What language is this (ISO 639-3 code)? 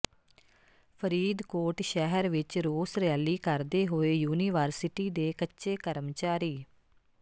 pan